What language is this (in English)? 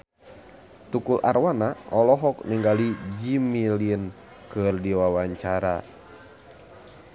Sundanese